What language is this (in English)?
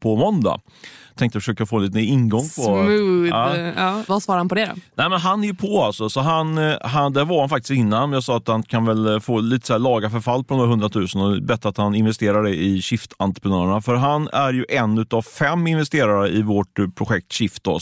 Swedish